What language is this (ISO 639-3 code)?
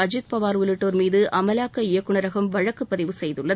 tam